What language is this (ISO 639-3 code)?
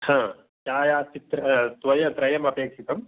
san